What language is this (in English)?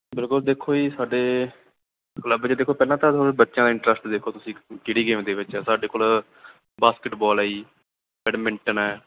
Punjabi